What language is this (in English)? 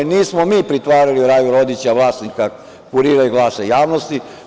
Serbian